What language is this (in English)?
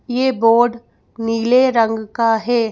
Hindi